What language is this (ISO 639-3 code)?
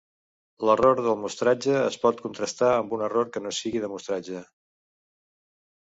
cat